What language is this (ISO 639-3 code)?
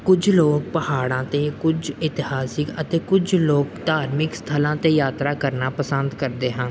pan